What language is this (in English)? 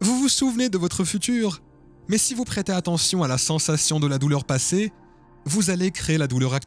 French